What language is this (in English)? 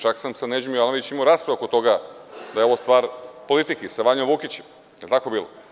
Serbian